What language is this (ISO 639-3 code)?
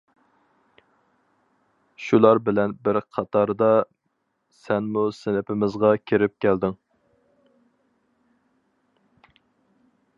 uig